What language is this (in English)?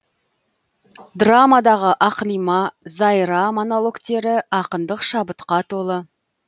Kazakh